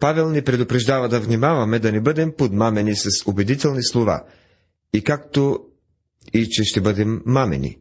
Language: Bulgarian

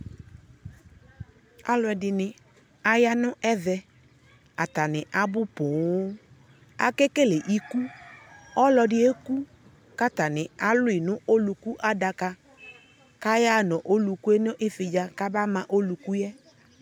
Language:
Ikposo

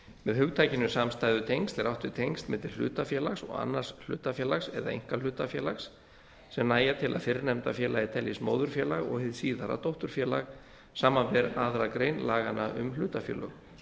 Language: Icelandic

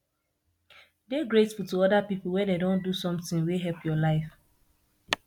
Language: Nigerian Pidgin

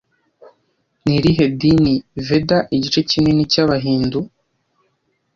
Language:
Kinyarwanda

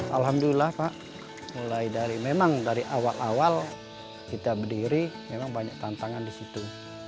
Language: Indonesian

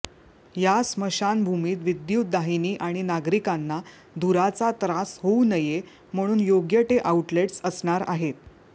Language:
Marathi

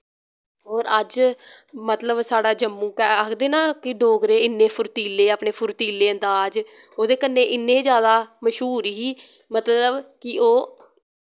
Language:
Dogri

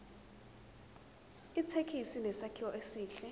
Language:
Zulu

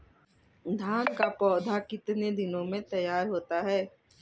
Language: Hindi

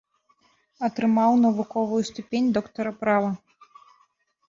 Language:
Belarusian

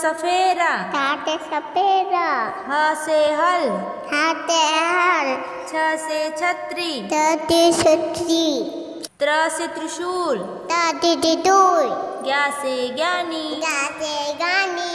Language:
Hindi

